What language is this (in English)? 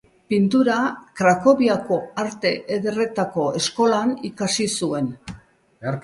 Basque